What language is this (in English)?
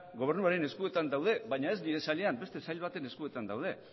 Basque